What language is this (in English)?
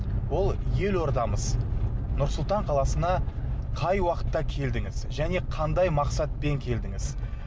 Kazakh